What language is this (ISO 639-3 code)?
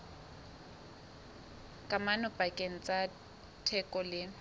sot